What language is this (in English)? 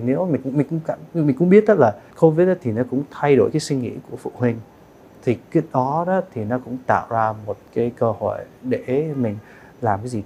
Vietnamese